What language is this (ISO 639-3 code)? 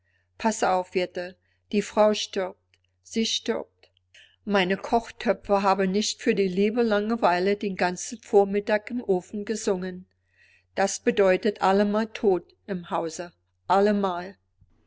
deu